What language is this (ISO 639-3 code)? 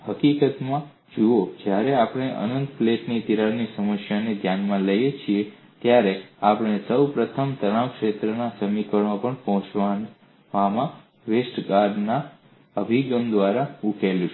guj